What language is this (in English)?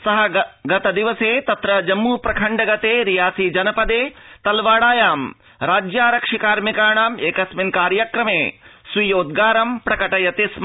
Sanskrit